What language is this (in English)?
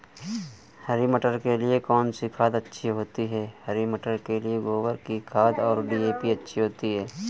Hindi